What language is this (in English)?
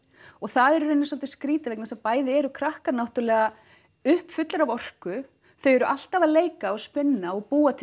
Icelandic